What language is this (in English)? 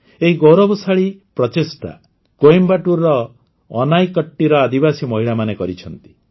Odia